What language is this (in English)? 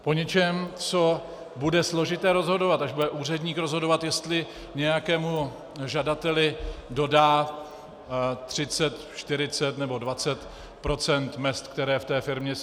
Czech